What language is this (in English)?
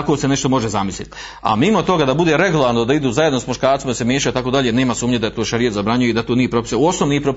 Croatian